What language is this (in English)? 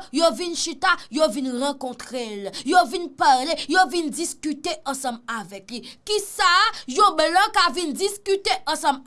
French